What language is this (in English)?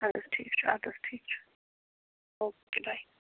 Kashmiri